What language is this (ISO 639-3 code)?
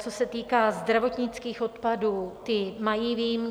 ces